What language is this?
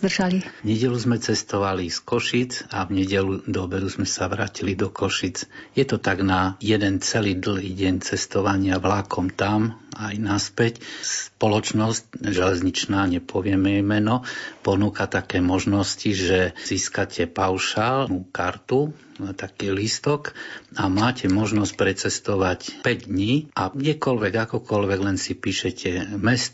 Slovak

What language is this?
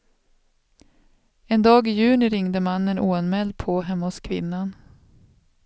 Swedish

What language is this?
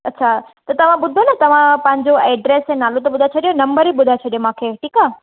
Sindhi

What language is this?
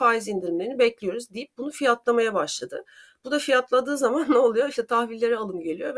Turkish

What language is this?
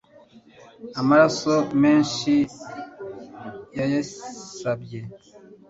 Kinyarwanda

